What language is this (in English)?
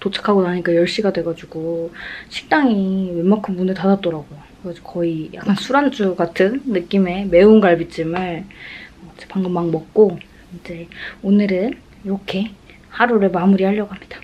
Korean